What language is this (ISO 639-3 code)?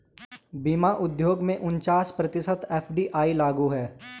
hin